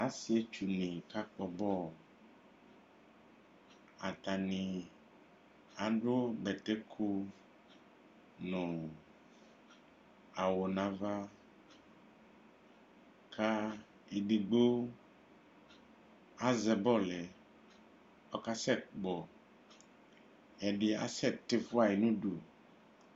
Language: Ikposo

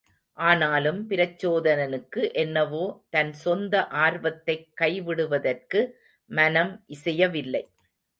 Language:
Tamil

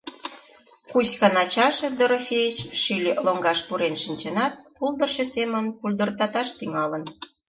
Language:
Mari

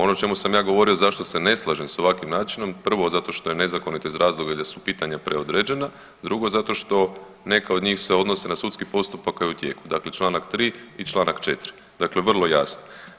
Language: Croatian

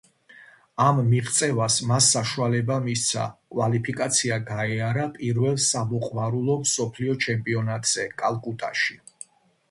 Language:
Georgian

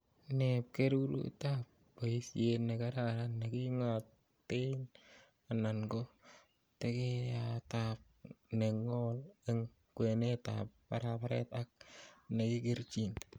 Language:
Kalenjin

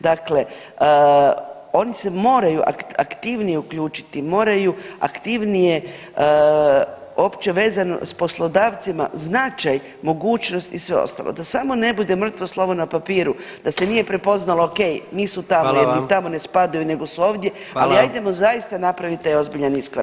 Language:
Croatian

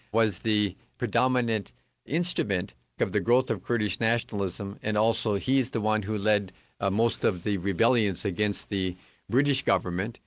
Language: English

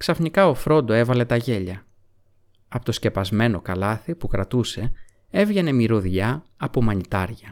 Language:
Greek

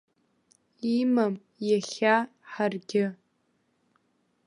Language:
Abkhazian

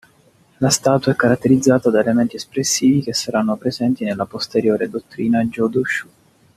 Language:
Italian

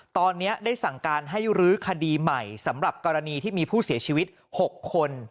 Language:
Thai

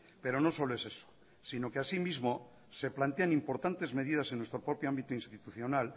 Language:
Spanish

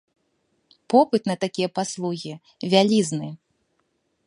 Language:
Belarusian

